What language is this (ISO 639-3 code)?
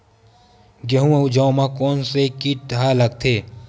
hne